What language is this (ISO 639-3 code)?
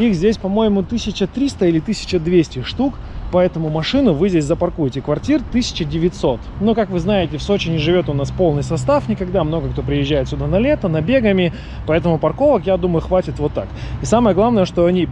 rus